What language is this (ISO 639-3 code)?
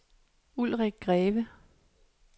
dan